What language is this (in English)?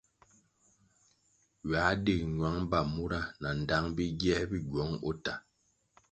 Kwasio